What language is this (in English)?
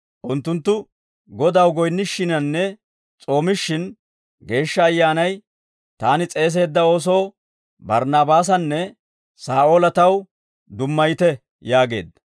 Dawro